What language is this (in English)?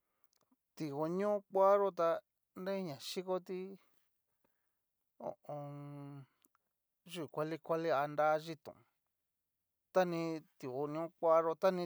Cacaloxtepec Mixtec